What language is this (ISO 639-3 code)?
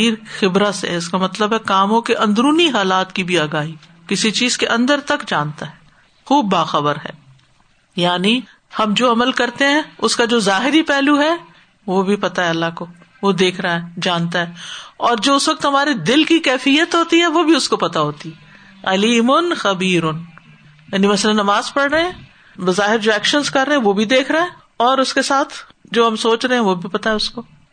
urd